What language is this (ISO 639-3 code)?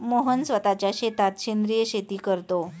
mar